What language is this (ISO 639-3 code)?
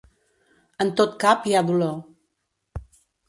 cat